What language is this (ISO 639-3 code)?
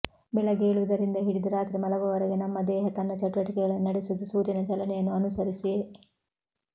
kan